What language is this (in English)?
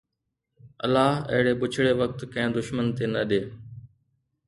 Sindhi